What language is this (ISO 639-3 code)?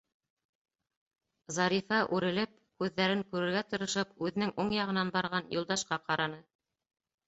bak